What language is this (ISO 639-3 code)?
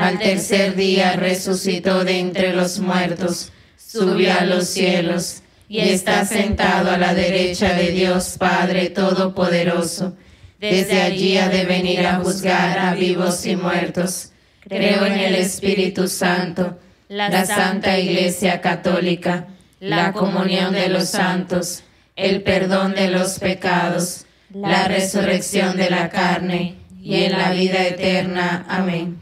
spa